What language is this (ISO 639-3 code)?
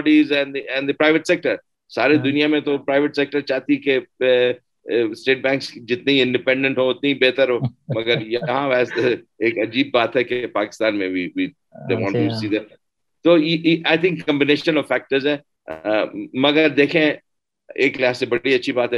urd